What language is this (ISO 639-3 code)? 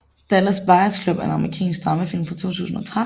dan